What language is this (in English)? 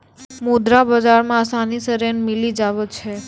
Maithili